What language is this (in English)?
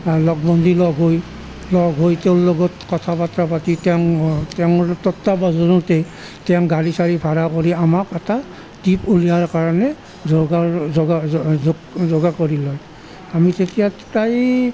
Assamese